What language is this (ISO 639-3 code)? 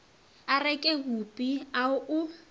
nso